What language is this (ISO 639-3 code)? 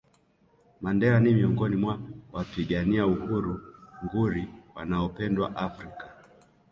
swa